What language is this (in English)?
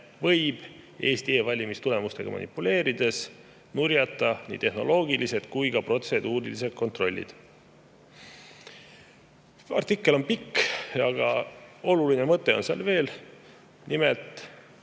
Estonian